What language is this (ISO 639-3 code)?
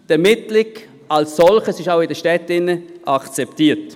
gsw